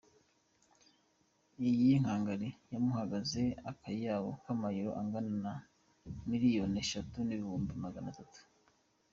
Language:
Kinyarwanda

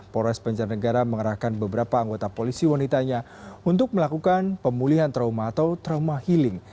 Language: Indonesian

